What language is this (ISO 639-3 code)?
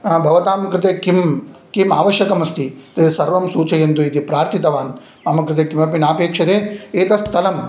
san